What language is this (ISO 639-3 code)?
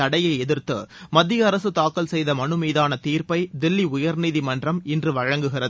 tam